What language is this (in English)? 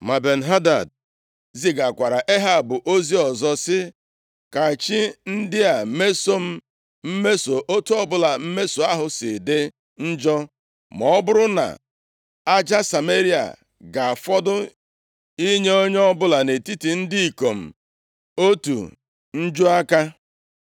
Igbo